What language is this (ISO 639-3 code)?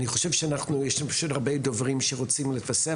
heb